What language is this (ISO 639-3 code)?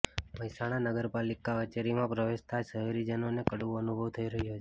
guj